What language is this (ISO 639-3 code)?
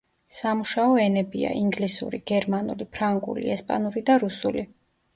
kat